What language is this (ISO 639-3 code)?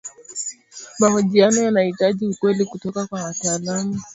swa